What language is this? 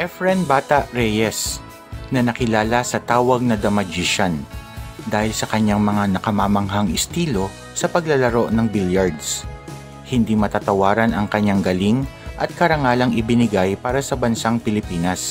Filipino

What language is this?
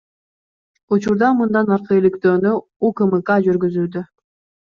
Kyrgyz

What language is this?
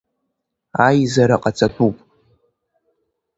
Abkhazian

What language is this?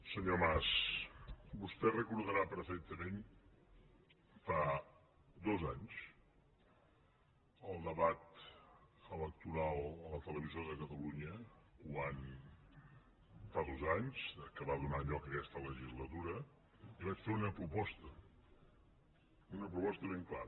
Catalan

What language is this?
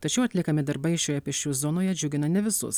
Lithuanian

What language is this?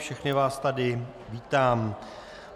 Czech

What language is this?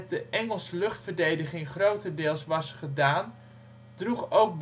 Dutch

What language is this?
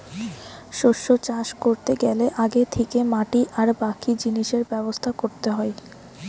Bangla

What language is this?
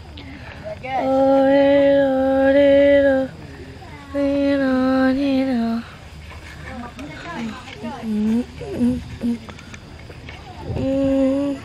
Indonesian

